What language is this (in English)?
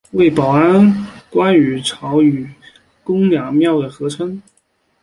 Chinese